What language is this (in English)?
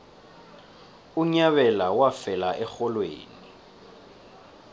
South Ndebele